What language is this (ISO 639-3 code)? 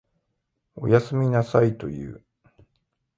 jpn